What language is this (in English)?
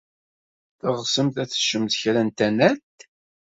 Kabyle